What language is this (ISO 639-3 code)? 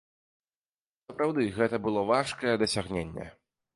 bel